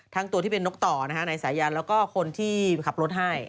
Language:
Thai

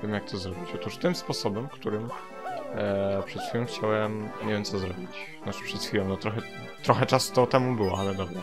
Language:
Polish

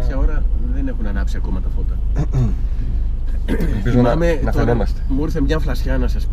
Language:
Greek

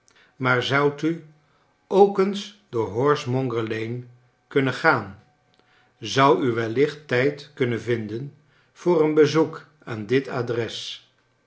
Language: Dutch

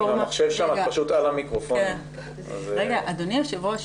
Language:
Hebrew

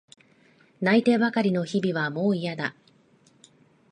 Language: Japanese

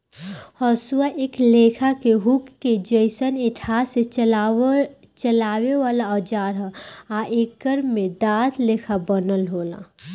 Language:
Bhojpuri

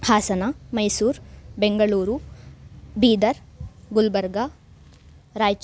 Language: Sanskrit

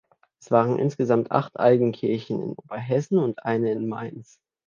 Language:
German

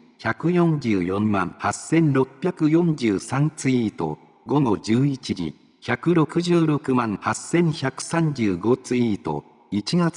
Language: Japanese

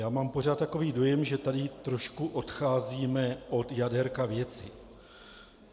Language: Czech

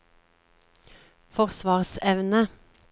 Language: Norwegian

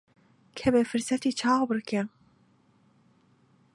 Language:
Central Kurdish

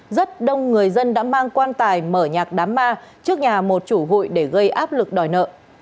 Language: Vietnamese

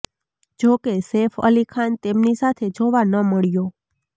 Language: Gujarati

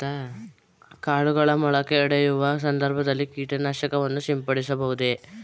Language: Kannada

